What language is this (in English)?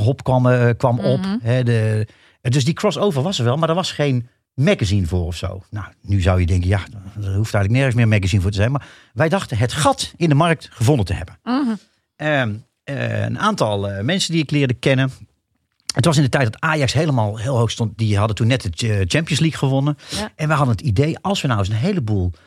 Dutch